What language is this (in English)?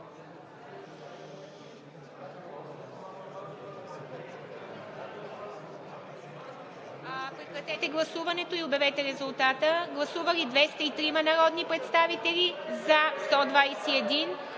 Bulgarian